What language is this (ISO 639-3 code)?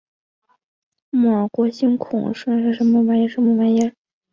zho